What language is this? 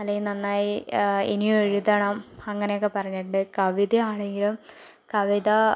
Malayalam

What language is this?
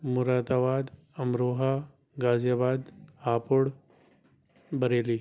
Urdu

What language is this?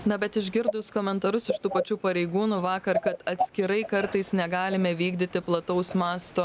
Lithuanian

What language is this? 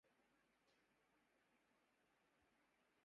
Urdu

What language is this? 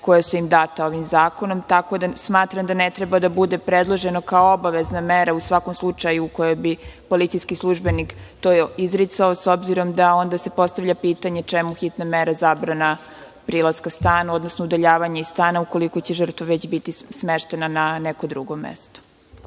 Serbian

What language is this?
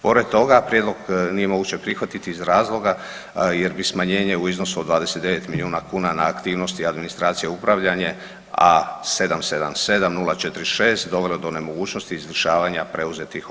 Croatian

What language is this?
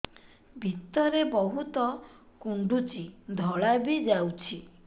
Odia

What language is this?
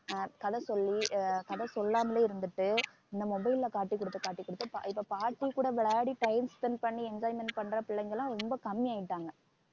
Tamil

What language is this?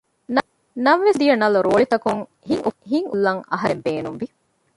Divehi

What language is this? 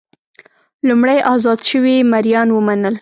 Pashto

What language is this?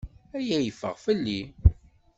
Kabyle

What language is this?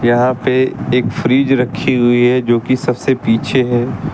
Hindi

